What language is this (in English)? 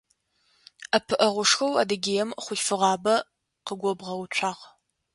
Adyghe